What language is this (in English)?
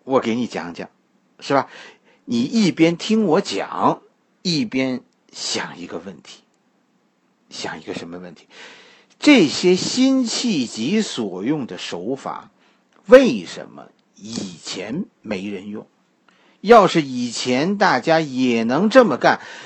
Chinese